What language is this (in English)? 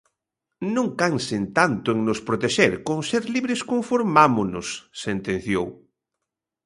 Galician